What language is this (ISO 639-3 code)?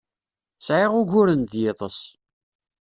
kab